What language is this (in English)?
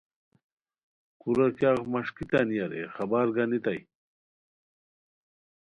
Khowar